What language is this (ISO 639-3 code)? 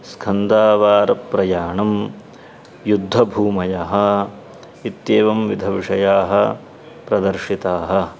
san